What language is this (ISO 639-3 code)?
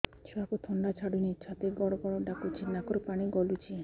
ori